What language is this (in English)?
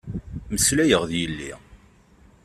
Kabyle